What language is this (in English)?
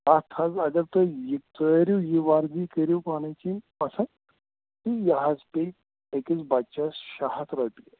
Kashmiri